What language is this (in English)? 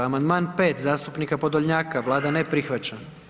Croatian